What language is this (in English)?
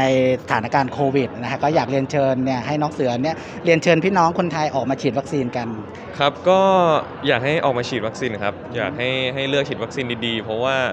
Thai